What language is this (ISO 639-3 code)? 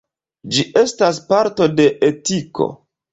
epo